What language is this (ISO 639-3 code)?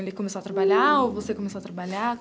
por